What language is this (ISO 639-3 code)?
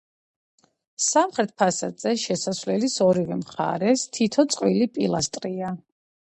kat